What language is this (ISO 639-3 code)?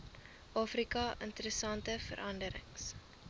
afr